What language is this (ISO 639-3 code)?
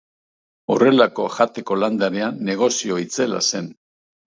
eus